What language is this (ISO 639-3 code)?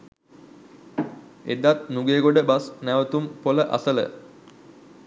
sin